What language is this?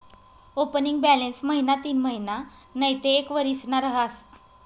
Marathi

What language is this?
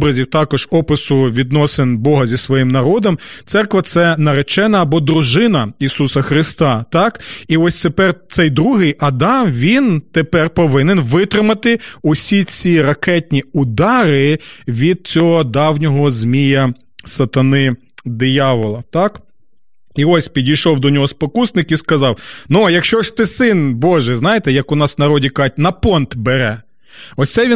Ukrainian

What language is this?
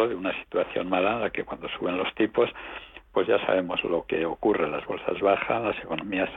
Spanish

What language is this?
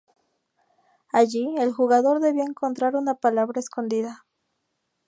Spanish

